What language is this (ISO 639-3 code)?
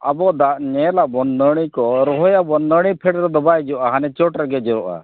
sat